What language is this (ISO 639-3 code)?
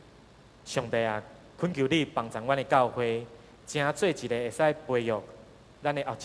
zho